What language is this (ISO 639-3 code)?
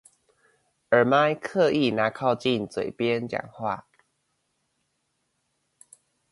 zho